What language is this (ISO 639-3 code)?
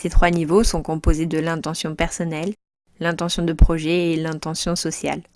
fra